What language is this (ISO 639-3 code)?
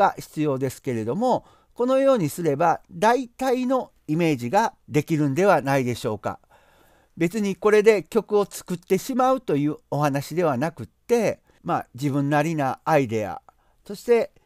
jpn